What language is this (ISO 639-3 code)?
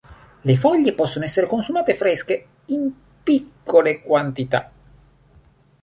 ita